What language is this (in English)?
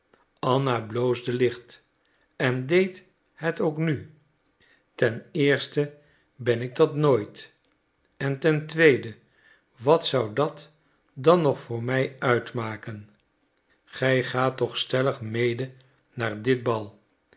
Dutch